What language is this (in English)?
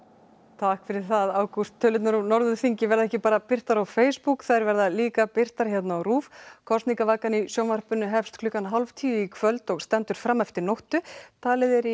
Icelandic